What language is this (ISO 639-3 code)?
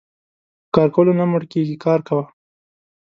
pus